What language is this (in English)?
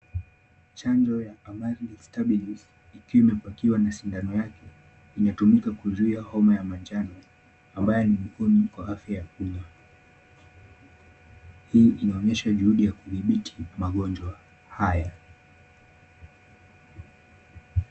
Swahili